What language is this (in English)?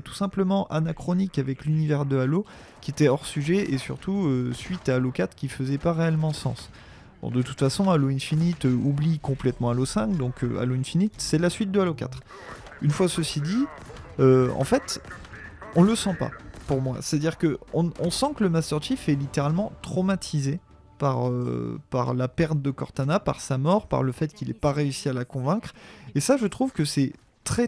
French